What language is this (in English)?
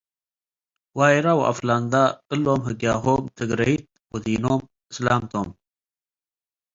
Tigre